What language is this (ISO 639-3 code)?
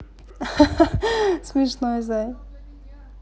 rus